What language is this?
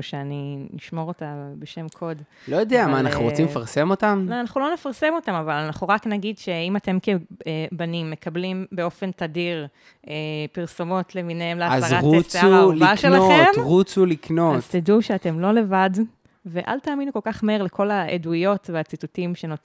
Hebrew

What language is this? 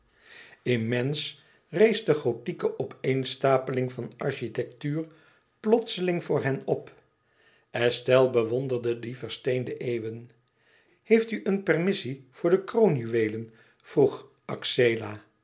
Dutch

